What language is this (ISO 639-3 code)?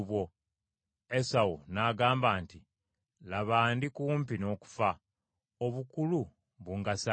lug